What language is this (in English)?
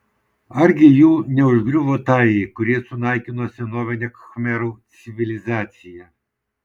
Lithuanian